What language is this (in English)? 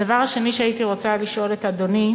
Hebrew